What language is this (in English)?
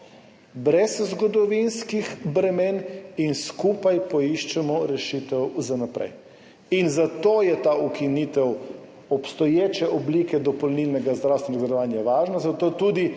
Slovenian